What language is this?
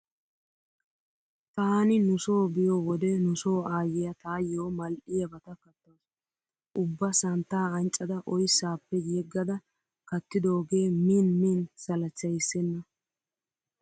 Wolaytta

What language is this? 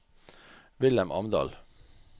Norwegian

